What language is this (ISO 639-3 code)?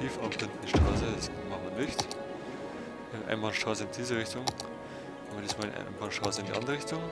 deu